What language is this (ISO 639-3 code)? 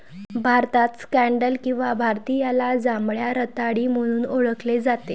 mar